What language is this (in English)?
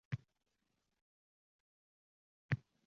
Uzbek